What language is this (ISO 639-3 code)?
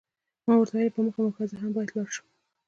pus